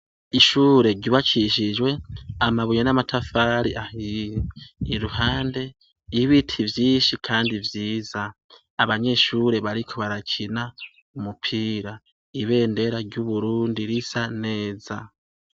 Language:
Rundi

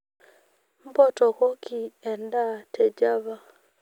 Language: Masai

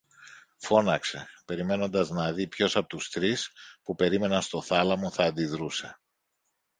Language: Greek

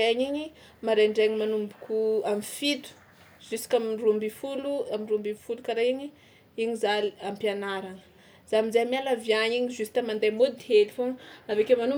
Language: Tsimihety Malagasy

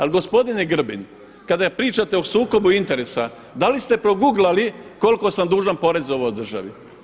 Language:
Croatian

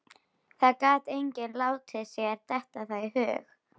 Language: Icelandic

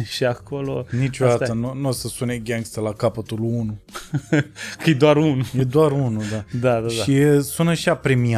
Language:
Romanian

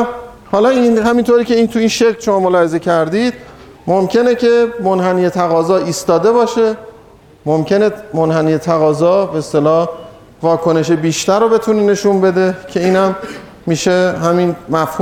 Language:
Persian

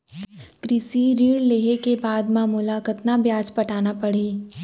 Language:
Chhattisgarhi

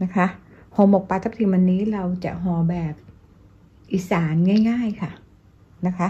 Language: Thai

